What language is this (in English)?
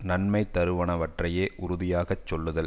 Tamil